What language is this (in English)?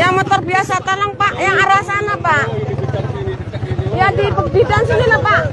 Indonesian